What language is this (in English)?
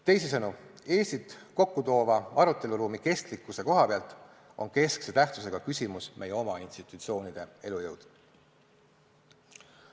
Estonian